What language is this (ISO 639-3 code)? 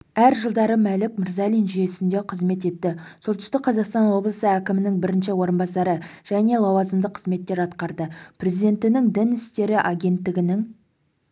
kaz